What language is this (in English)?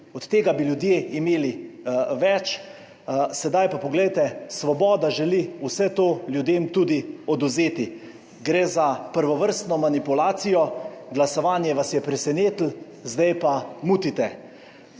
Slovenian